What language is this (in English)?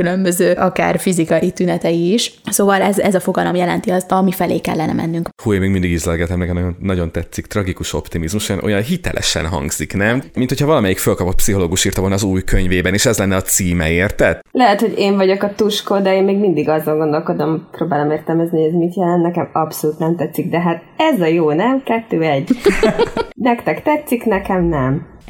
Hungarian